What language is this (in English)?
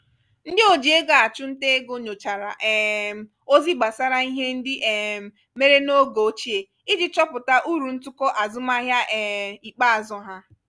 Igbo